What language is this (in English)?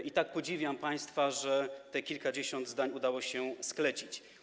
Polish